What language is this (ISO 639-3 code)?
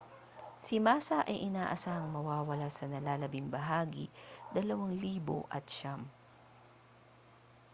fil